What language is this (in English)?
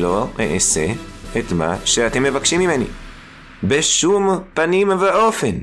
Hebrew